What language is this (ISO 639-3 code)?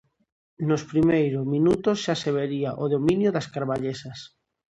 glg